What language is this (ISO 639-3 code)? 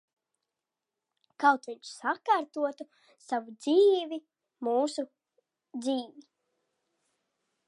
lav